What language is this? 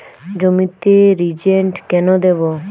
Bangla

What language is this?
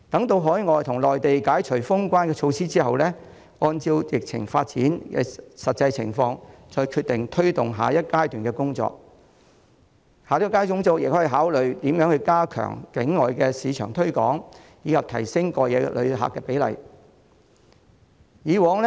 Cantonese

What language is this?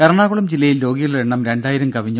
Malayalam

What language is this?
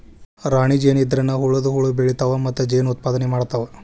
Kannada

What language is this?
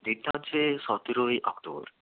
Bangla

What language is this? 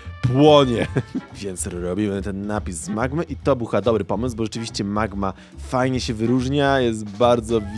Polish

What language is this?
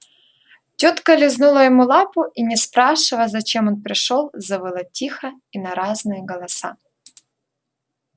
Russian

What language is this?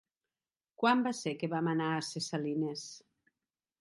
Catalan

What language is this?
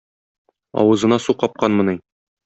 Tatar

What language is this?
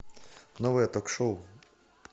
Russian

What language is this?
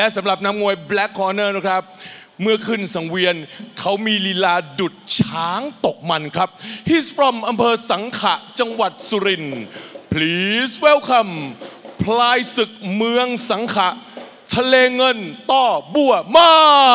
Thai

